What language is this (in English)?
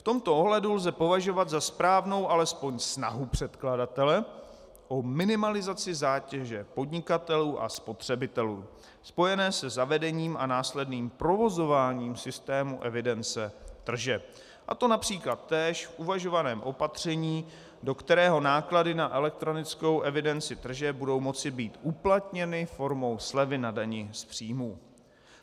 Czech